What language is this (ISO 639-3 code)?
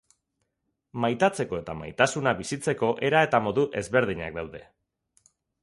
eus